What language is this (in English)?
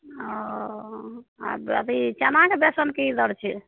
Maithili